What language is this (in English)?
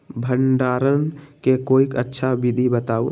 Magahi